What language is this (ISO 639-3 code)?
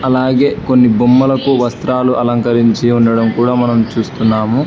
tel